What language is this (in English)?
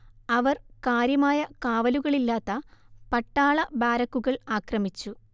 Malayalam